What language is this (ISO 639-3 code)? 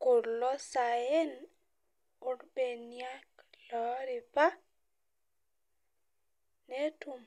mas